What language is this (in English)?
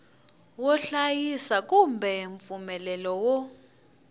Tsonga